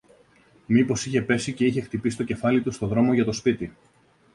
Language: Greek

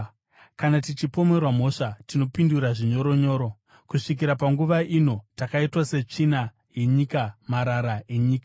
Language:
Shona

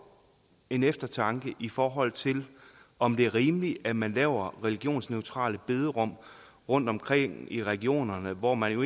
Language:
Danish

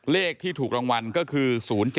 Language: Thai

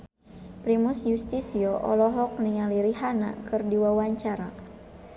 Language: Sundanese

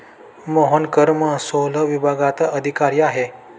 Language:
Marathi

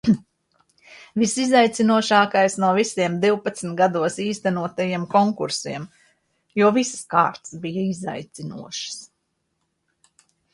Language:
Latvian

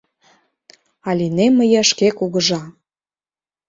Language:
Mari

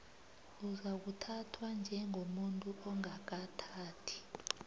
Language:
South Ndebele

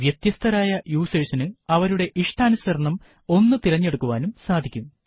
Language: Malayalam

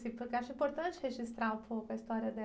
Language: Portuguese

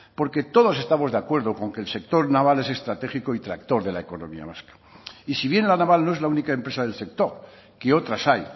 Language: Spanish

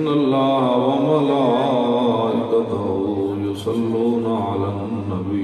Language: Urdu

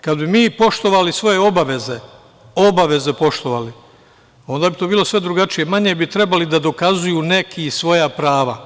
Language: Serbian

